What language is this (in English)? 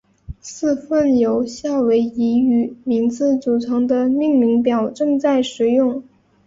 Chinese